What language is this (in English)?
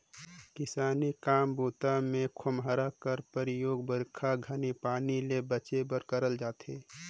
Chhattisgarhi